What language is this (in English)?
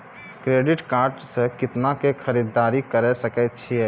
Maithili